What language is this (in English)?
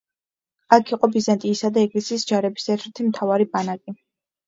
Georgian